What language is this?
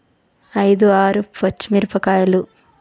Telugu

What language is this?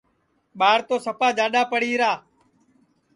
Sansi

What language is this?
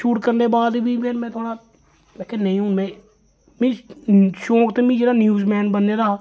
Dogri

